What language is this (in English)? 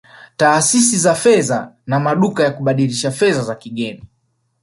Swahili